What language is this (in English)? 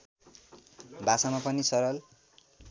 Nepali